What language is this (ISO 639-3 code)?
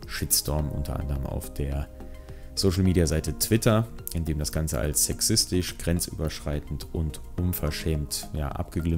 deu